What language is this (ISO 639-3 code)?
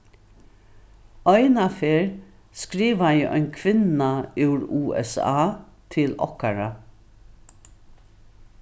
fao